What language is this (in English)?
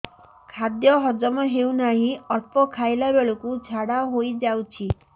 Odia